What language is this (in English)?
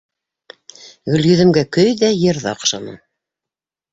Bashkir